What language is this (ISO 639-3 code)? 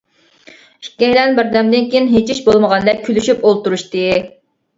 uig